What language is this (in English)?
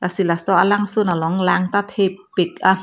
Karbi